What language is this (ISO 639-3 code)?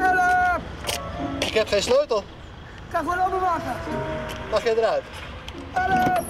nld